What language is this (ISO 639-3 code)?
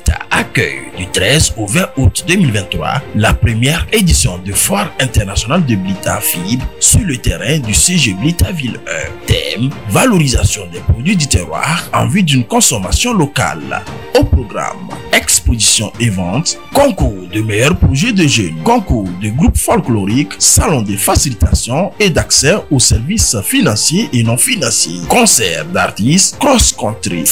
fra